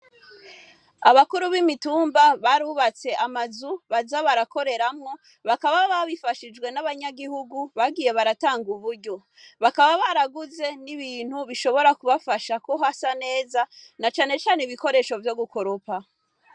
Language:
Rundi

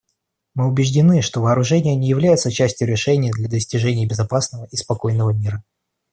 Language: Russian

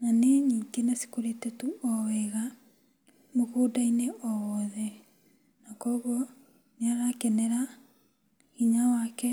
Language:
Kikuyu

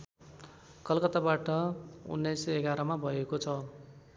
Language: Nepali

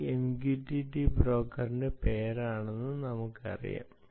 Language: Malayalam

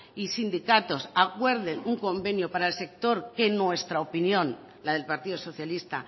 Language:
Spanish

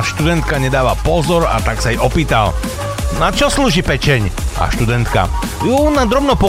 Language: Slovak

